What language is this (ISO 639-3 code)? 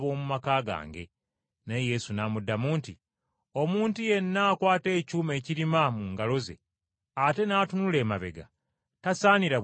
lug